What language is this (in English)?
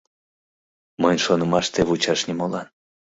Mari